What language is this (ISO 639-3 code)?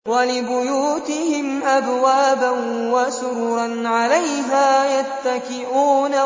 ara